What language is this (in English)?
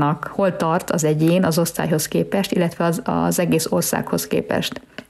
Hungarian